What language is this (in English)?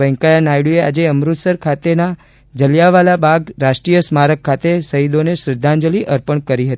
Gujarati